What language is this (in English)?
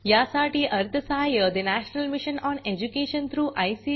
Marathi